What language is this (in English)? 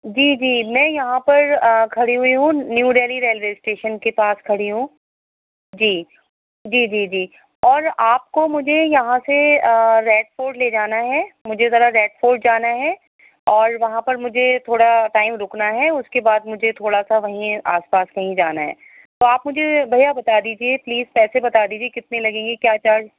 Urdu